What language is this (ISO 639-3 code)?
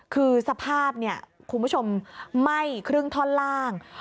tha